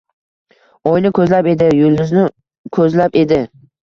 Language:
Uzbek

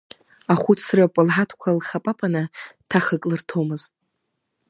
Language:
Abkhazian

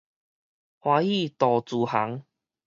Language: Min Nan Chinese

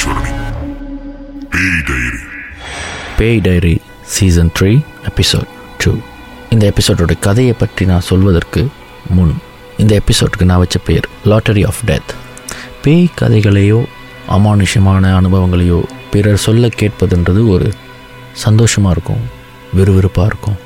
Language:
Tamil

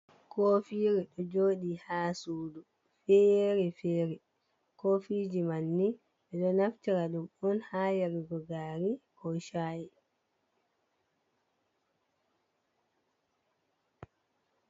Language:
Fula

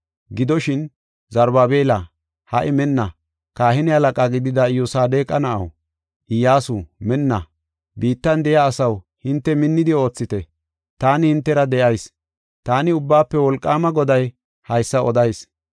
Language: Gofa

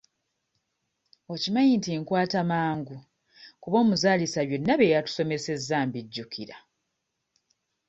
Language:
Ganda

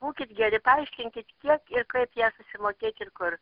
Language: Lithuanian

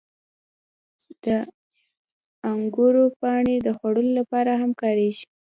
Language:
Pashto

